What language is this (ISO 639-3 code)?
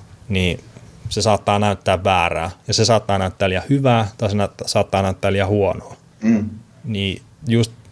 fin